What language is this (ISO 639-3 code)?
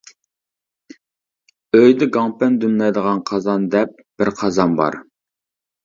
uig